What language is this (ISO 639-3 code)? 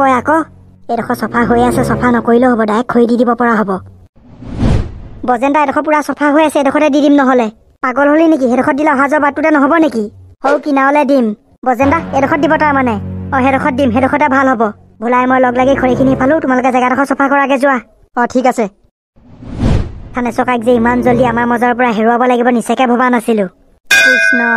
tha